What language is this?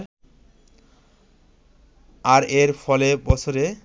Bangla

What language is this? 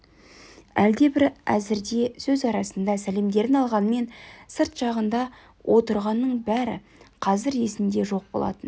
Kazakh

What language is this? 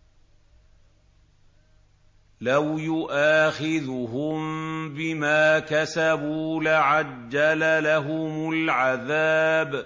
Arabic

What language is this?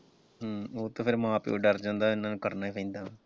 Punjabi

